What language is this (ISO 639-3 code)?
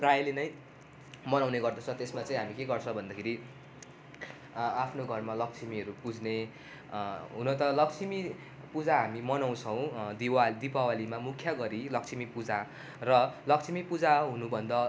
nep